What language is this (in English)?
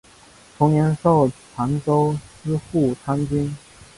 Chinese